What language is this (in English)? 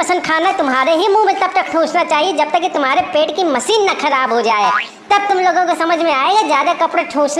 Hindi